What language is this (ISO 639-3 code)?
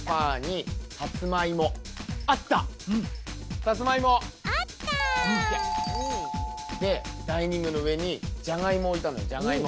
jpn